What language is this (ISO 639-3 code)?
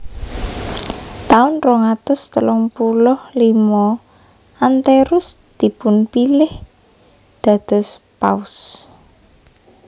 jav